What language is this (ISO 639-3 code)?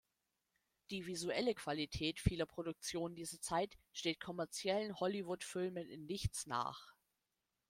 deu